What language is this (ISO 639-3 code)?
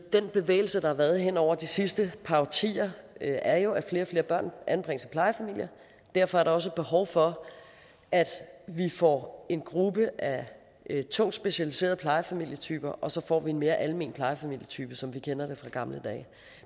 dan